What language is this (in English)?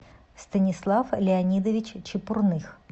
Russian